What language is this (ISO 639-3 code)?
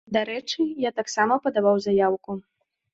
bel